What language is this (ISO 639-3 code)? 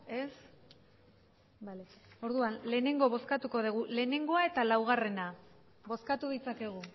eus